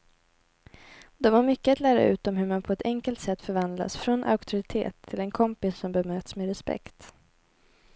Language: Swedish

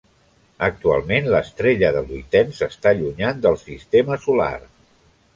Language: Catalan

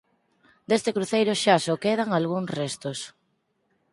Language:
Galician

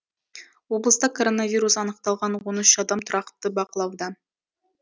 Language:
Kazakh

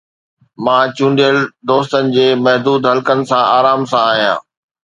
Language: Sindhi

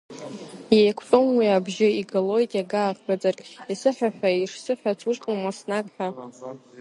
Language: Abkhazian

